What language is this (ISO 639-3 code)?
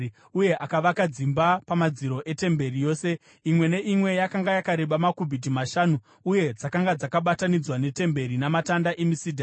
sna